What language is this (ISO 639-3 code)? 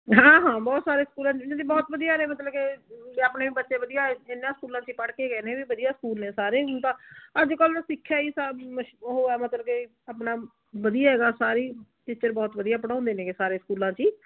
pan